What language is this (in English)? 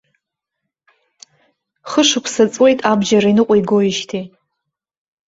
Abkhazian